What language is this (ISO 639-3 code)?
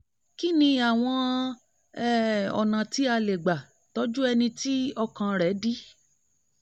yor